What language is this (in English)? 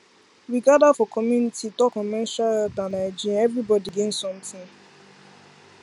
Nigerian Pidgin